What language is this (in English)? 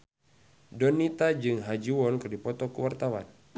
Sundanese